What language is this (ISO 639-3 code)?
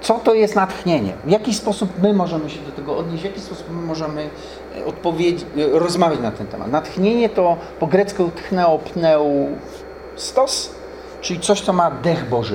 pol